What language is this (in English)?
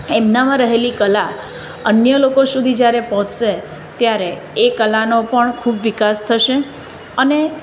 Gujarati